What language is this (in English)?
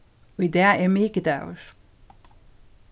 Faroese